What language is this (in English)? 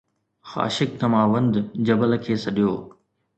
Sindhi